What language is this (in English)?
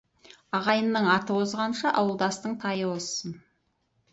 Kazakh